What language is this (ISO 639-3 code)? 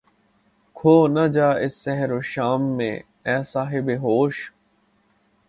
urd